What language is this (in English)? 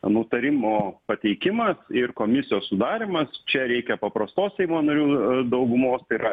Lithuanian